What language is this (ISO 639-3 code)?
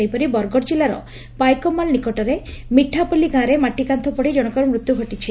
ori